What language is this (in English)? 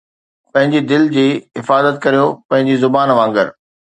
Sindhi